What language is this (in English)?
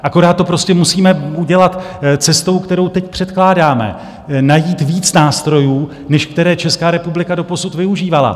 Czech